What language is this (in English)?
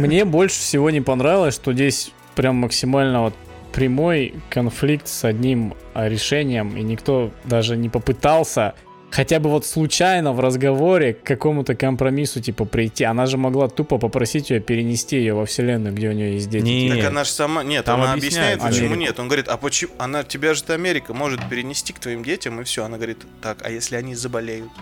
Russian